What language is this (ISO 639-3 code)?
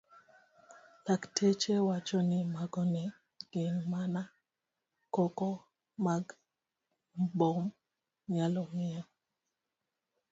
luo